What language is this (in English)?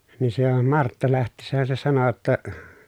Finnish